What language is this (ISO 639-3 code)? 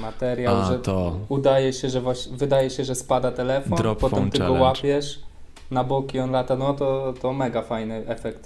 pol